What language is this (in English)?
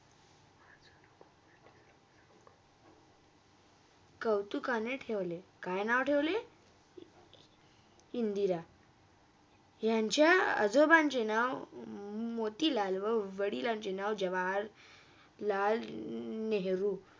Marathi